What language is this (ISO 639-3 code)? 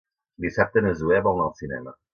cat